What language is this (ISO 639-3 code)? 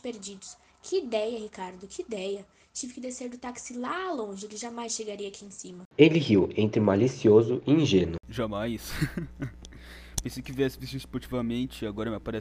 por